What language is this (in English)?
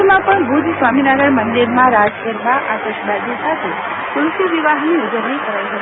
Gujarati